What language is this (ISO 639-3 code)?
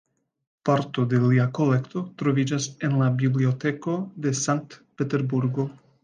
epo